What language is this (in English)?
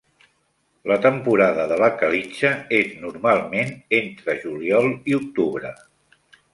Catalan